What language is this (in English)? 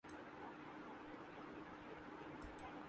Urdu